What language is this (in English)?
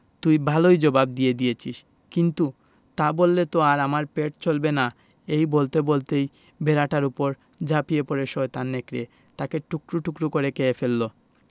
Bangla